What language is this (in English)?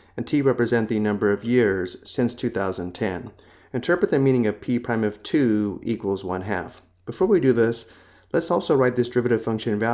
English